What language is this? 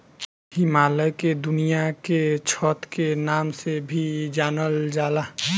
Bhojpuri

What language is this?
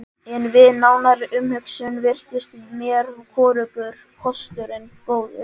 Icelandic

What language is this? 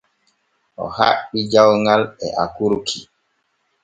Borgu Fulfulde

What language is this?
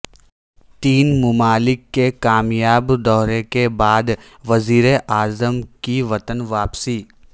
Urdu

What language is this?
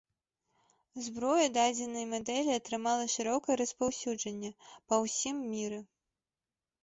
Belarusian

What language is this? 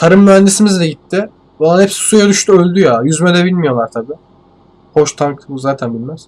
Turkish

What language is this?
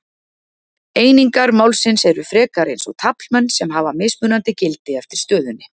Icelandic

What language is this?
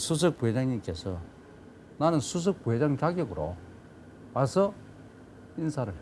Korean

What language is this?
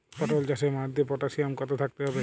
Bangla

